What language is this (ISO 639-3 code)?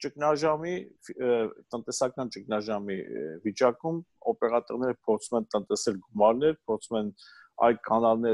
tur